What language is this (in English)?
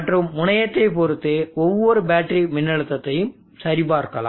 Tamil